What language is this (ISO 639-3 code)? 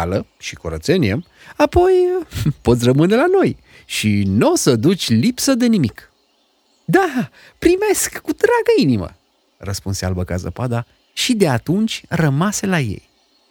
ron